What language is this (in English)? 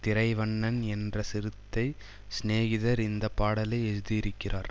Tamil